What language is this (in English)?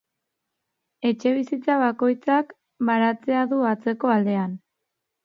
Basque